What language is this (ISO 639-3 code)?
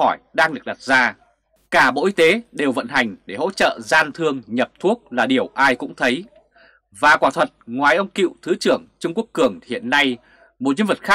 vie